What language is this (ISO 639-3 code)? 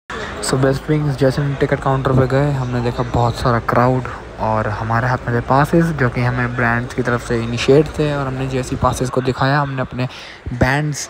hin